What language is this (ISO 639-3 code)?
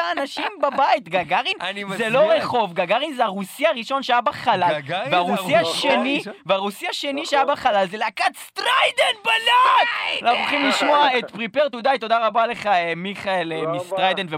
heb